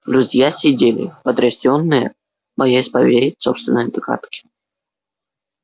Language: Russian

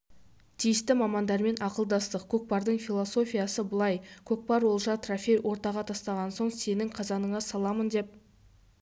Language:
Kazakh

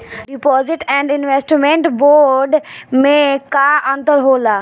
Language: Bhojpuri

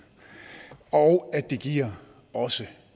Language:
Danish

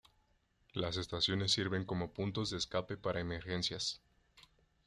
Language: Spanish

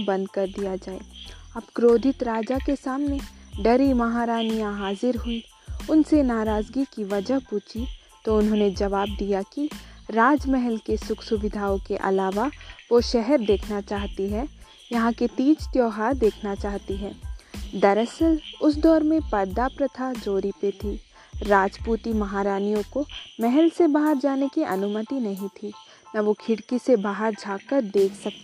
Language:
Hindi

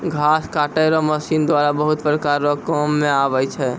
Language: Maithili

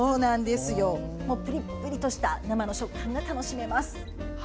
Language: Japanese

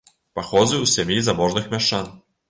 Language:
Belarusian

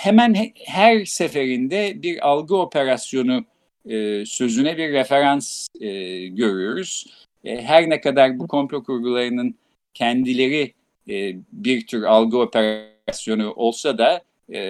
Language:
Turkish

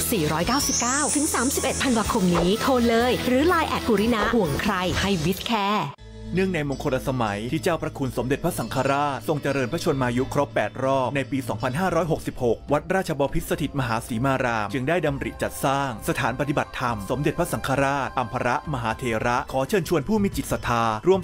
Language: Thai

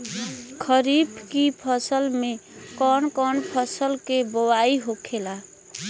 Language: Bhojpuri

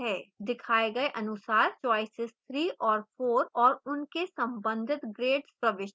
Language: Hindi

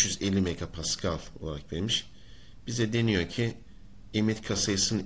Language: Turkish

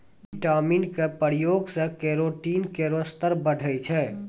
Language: Maithili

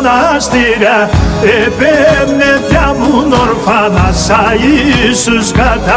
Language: Greek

